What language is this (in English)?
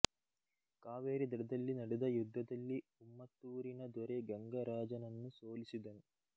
Kannada